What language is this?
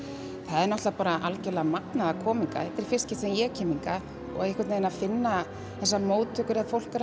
Icelandic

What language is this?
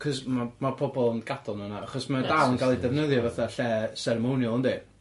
Welsh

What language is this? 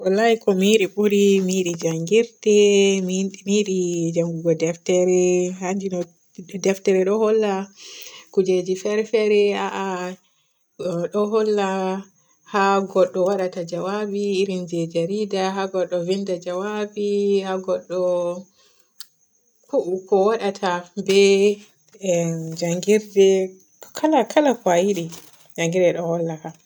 Borgu Fulfulde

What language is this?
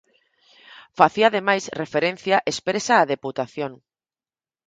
Galician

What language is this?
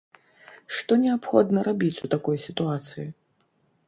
Belarusian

